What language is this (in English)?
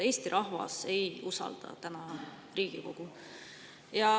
Estonian